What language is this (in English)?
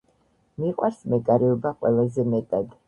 Georgian